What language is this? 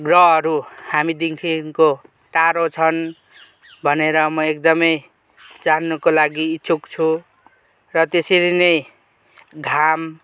Nepali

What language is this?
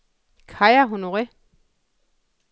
Danish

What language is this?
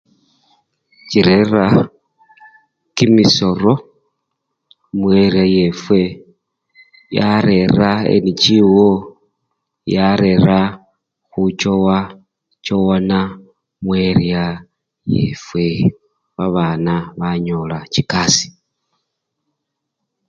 Luyia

